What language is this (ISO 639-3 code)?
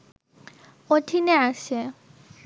ben